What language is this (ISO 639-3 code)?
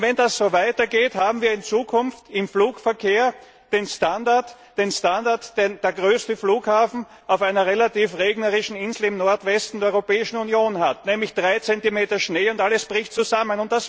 deu